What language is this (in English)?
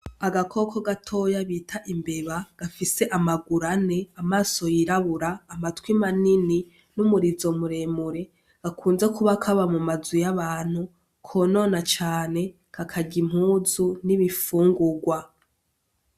Rundi